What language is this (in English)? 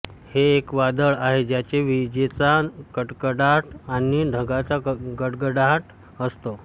Marathi